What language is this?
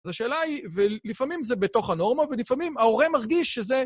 Hebrew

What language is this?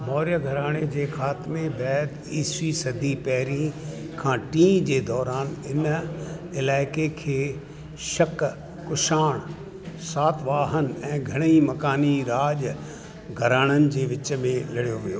Sindhi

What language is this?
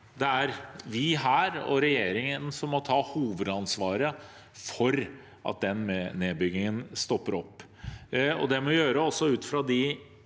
Norwegian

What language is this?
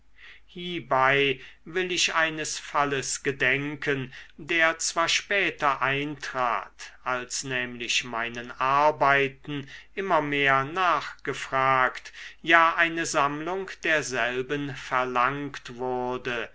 German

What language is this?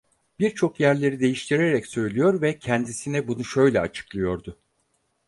Turkish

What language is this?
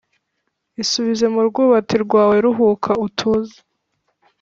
Kinyarwanda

